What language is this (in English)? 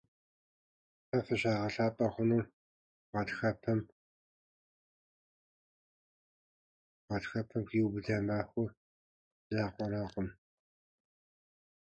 Kabardian